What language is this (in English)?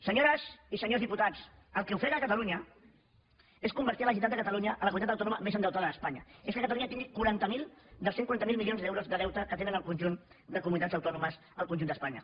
Catalan